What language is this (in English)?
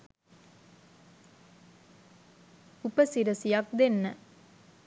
Sinhala